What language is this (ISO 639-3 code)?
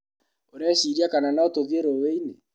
kik